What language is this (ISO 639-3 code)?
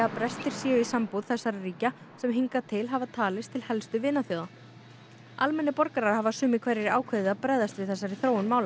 isl